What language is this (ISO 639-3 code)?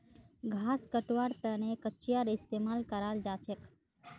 mag